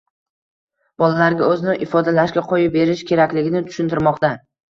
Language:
Uzbek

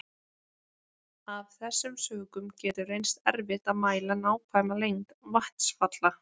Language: Icelandic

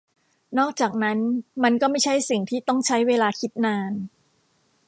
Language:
Thai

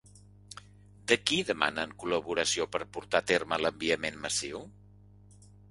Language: Catalan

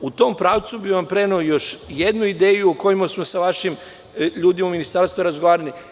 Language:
Serbian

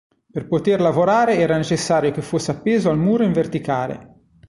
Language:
Italian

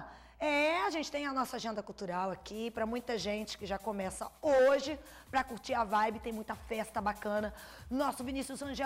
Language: Portuguese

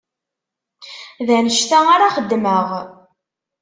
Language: Kabyle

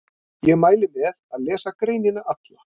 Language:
Icelandic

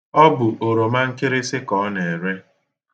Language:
Igbo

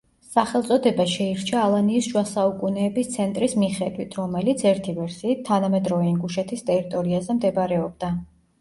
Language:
Georgian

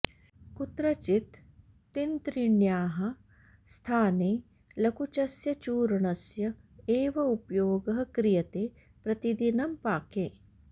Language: Sanskrit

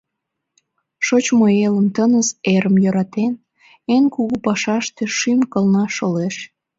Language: Mari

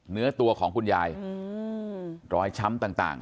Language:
Thai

